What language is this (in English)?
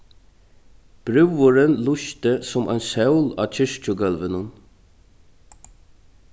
Faroese